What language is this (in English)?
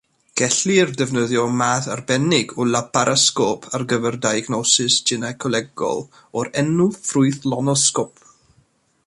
Welsh